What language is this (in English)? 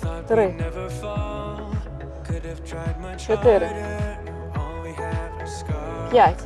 Ukrainian